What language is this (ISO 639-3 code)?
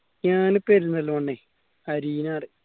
mal